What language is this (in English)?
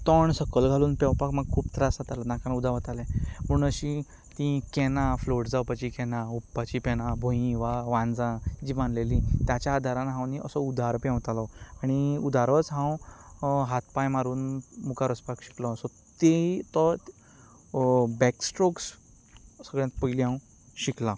Konkani